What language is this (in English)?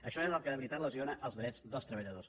Catalan